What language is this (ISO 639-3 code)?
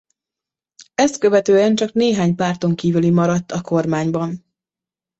hun